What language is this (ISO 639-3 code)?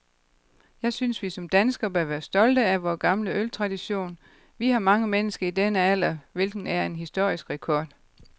dan